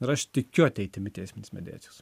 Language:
Lithuanian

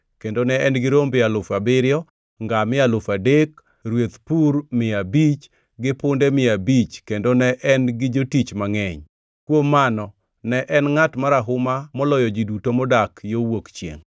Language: Luo (Kenya and Tanzania)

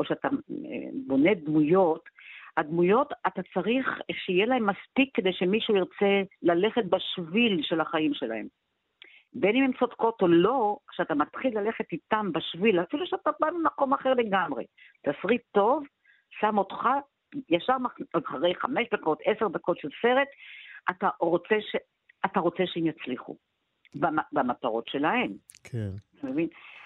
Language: Hebrew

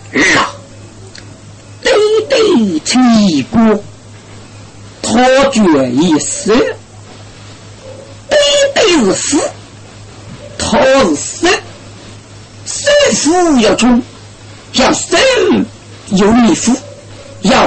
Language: Chinese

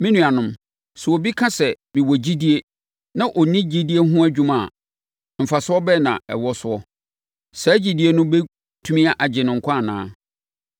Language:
Akan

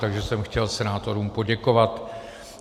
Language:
Czech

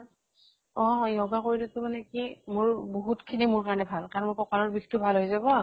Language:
Assamese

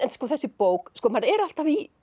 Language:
Icelandic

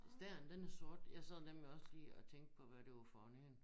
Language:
Danish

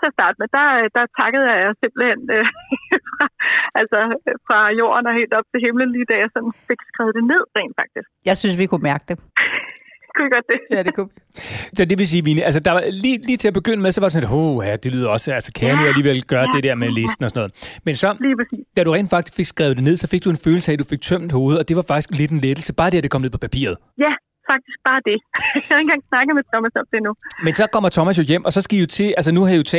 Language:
Danish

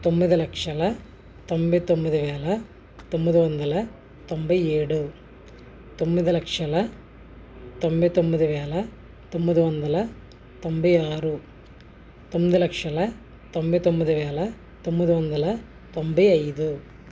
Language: Telugu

